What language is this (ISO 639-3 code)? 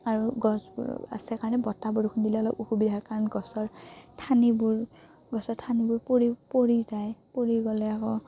asm